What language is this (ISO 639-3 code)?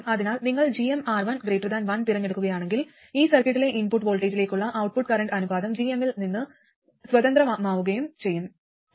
mal